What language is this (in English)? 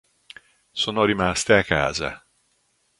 Italian